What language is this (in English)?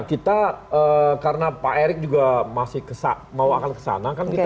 Indonesian